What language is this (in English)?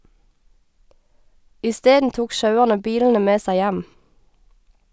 Norwegian